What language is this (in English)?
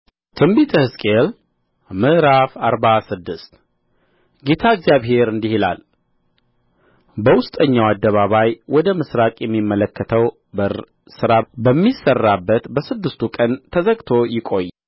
Amharic